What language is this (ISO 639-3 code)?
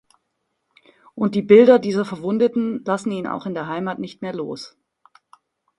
deu